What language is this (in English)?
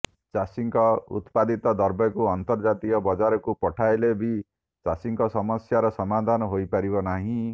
Odia